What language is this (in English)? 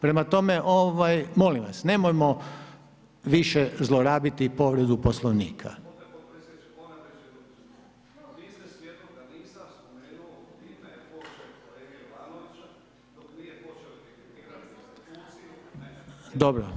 Croatian